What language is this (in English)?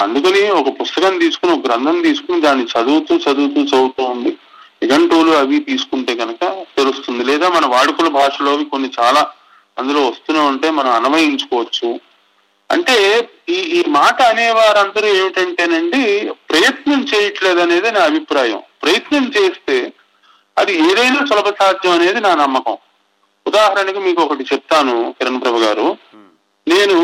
Telugu